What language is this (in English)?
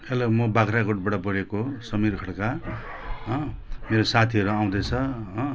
Nepali